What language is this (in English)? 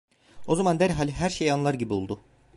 Turkish